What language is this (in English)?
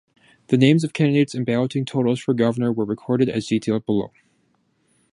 English